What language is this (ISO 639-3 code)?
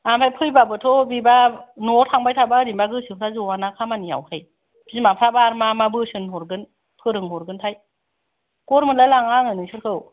brx